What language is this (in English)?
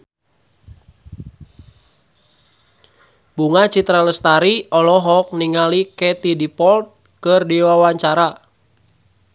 Sundanese